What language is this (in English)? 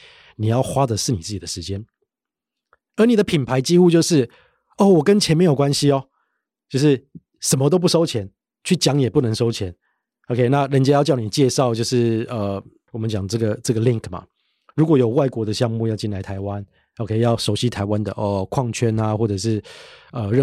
Chinese